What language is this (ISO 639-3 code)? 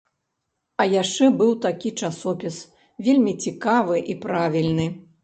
bel